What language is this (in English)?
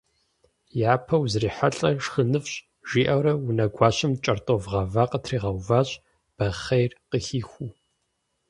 Kabardian